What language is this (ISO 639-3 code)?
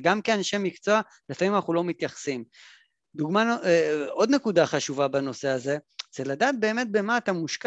heb